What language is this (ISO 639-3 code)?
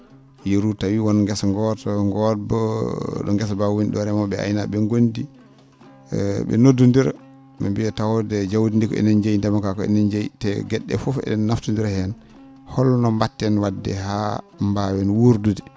ful